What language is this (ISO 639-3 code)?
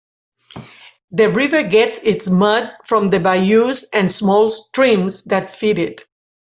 eng